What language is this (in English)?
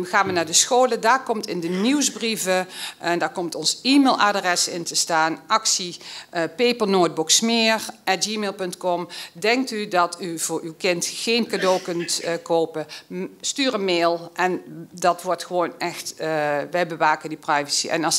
Dutch